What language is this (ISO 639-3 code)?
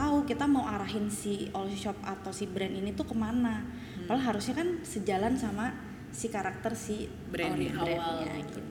ind